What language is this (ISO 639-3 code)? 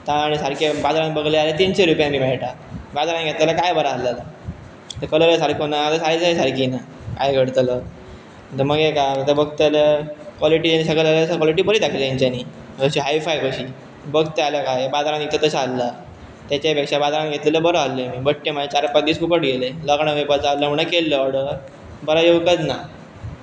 kok